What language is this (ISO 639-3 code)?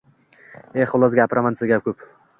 uzb